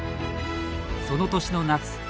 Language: Japanese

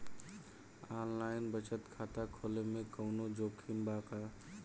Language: Bhojpuri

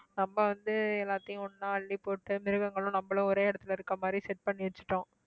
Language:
Tamil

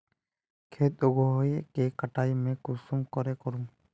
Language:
Magahi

